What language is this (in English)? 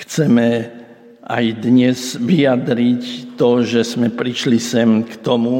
Slovak